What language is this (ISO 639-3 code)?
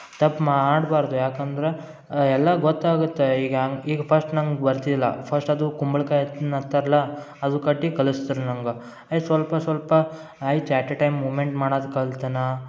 kan